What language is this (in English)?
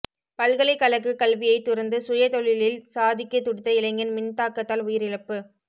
Tamil